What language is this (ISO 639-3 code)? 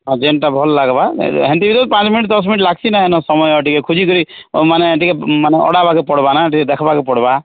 ori